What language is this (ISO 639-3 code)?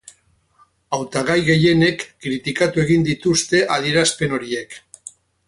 eus